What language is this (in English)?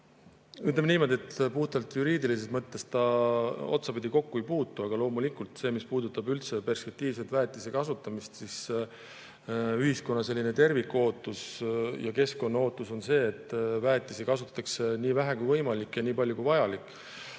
Estonian